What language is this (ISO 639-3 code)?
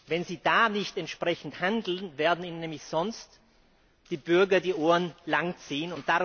deu